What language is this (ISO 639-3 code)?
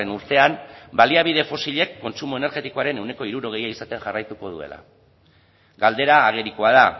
eus